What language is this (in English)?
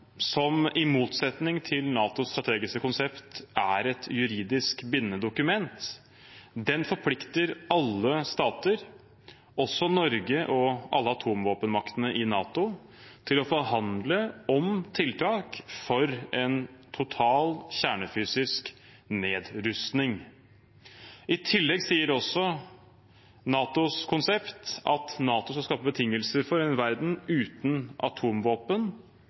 Norwegian Bokmål